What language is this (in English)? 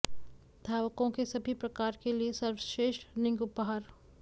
Hindi